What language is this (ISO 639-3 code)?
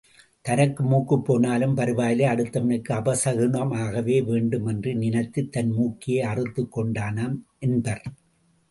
tam